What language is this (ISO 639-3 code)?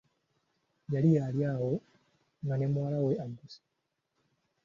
lug